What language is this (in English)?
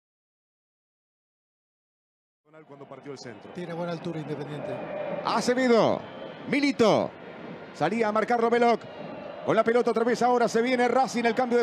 Spanish